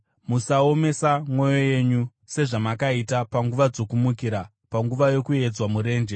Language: Shona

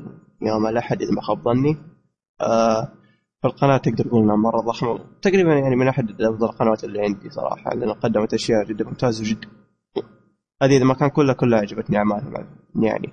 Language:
Arabic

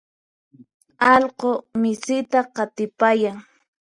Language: Puno Quechua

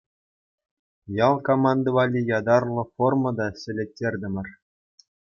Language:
Chuvash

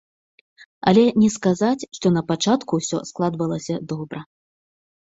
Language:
Belarusian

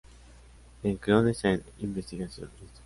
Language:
Spanish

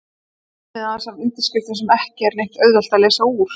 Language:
Icelandic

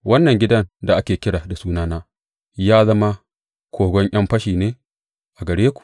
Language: Hausa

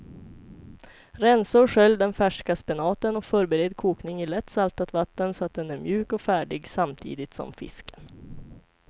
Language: Swedish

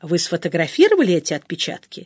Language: Russian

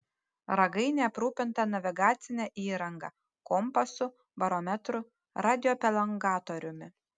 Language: Lithuanian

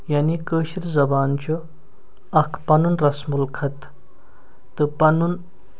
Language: Kashmiri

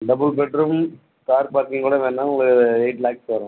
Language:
Tamil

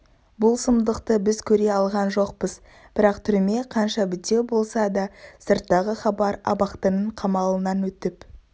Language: Kazakh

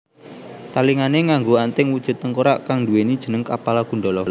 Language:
Javanese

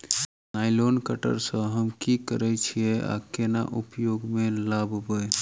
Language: Maithili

